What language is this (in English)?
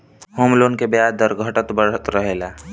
Bhojpuri